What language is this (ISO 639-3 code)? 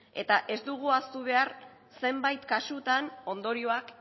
eus